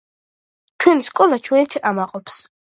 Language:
Georgian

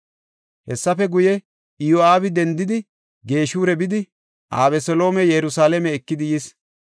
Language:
Gofa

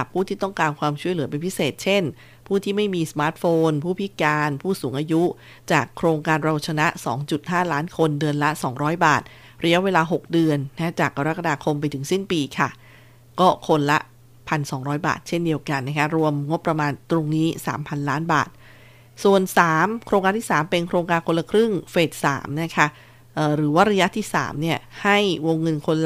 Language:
Thai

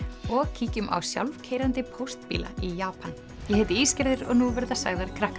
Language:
Icelandic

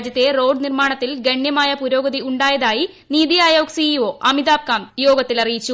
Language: Malayalam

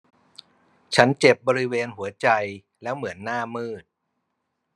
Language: Thai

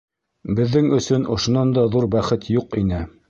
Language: Bashkir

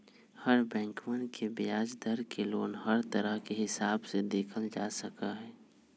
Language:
Magahi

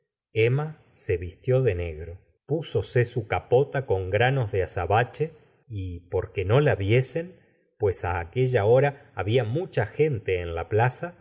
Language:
Spanish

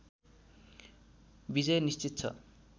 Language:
Nepali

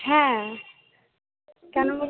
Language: Bangla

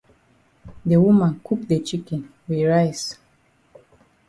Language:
Cameroon Pidgin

